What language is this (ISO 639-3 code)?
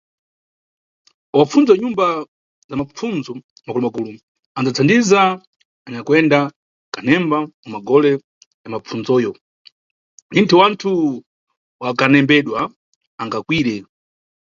nyu